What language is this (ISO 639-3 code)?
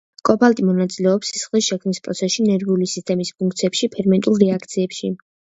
kat